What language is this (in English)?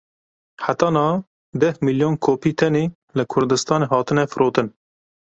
Kurdish